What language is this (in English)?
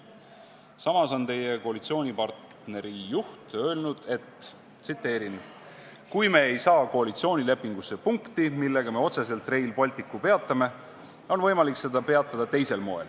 Estonian